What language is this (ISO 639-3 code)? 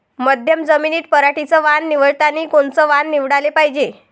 mar